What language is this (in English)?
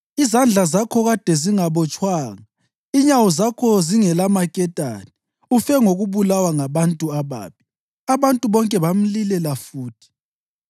North Ndebele